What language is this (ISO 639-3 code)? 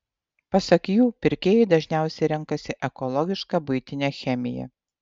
lit